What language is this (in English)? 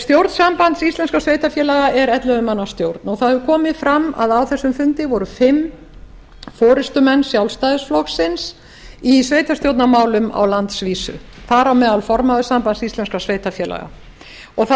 Icelandic